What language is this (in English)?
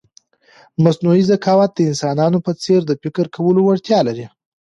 Pashto